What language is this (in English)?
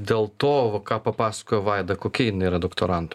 Lithuanian